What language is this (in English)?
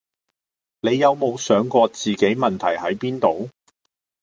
Cantonese